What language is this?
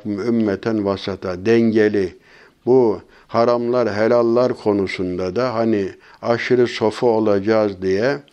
Turkish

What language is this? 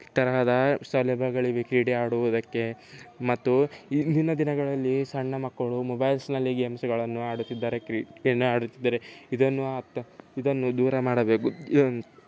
Kannada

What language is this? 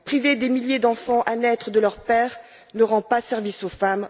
French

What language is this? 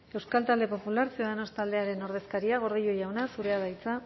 Basque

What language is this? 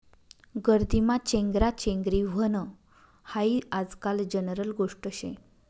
Marathi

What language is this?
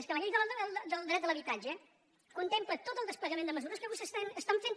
Catalan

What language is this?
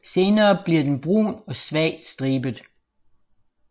Danish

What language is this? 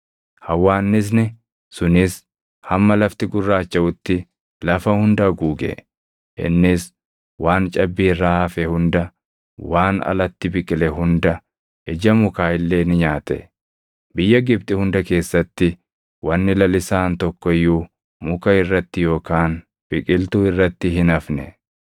Oromo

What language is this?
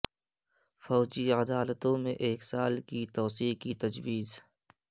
Urdu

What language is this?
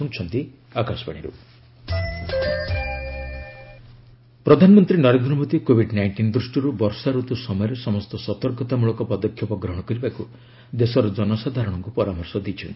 Odia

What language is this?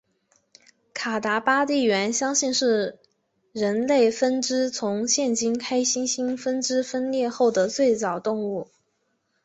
Chinese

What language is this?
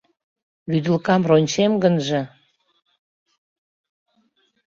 Mari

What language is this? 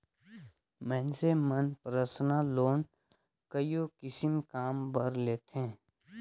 Chhattisgarhi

